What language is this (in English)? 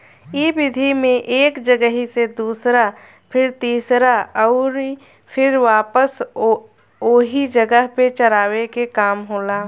Bhojpuri